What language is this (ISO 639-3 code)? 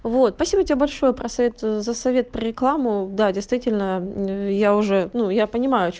rus